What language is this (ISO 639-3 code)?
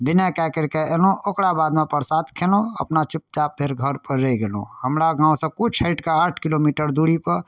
mai